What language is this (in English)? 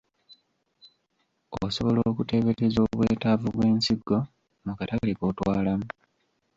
Ganda